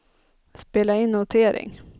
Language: Swedish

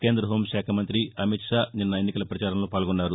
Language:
Telugu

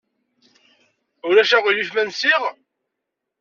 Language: Kabyle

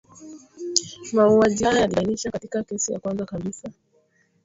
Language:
Swahili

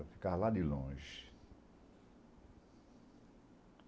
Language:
Portuguese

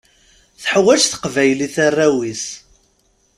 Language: Kabyle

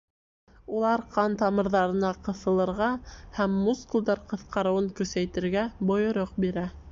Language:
Bashkir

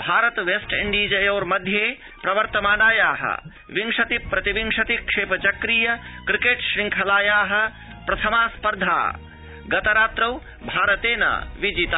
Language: Sanskrit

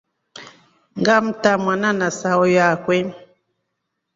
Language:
Rombo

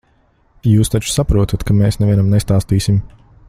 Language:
Latvian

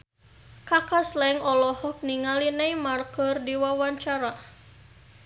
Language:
Sundanese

